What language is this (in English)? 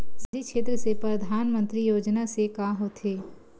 Chhattisgarhi